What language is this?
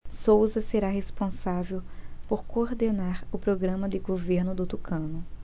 Portuguese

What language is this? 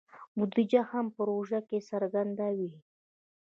Pashto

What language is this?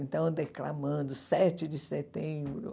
Portuguese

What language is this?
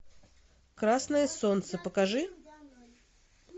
Russian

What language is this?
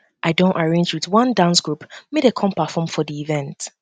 Nigerian Pidgin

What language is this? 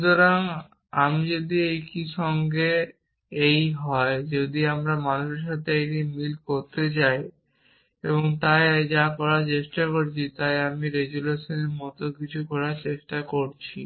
Bangla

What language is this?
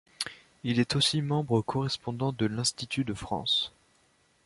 French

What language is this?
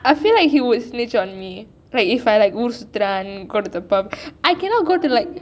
English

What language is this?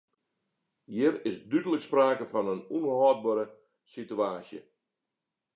Western Frisian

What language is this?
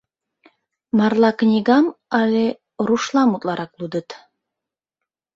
Mari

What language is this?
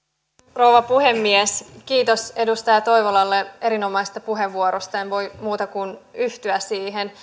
Finnish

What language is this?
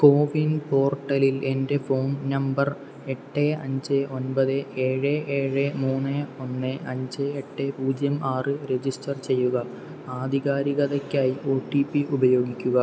Malayalam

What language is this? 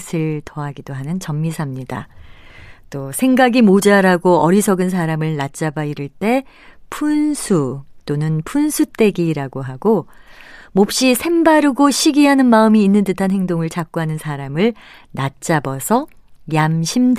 Korean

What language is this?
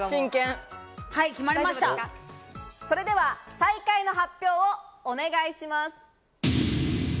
Japanese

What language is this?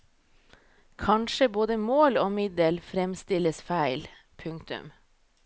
Norwegian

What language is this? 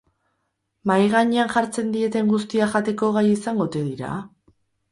Basque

